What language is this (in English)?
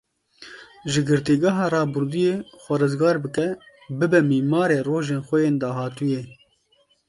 Kurdish